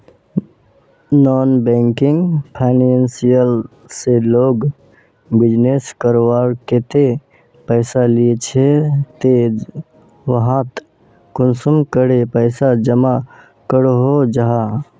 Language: Magahi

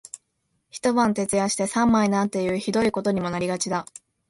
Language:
Japanese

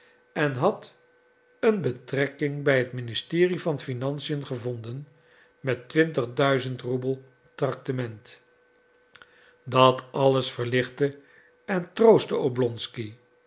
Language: Dutch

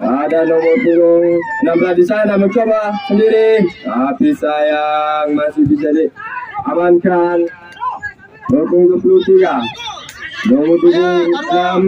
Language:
Indonesian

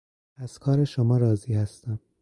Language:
Persian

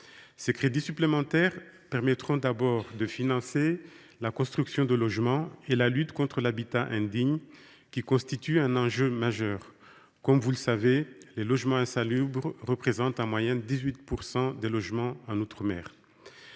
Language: French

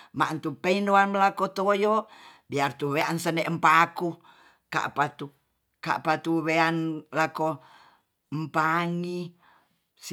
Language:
Tonsea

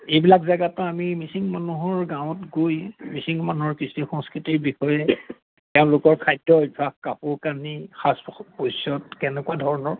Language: Assamese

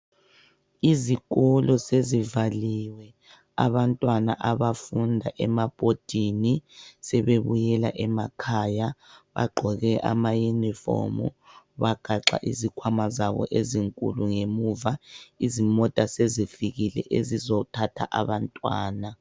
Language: North Ndebele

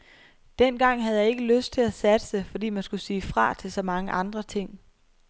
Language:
Danish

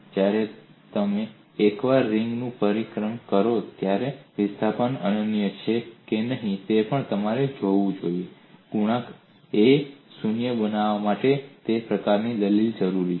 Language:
Gujarati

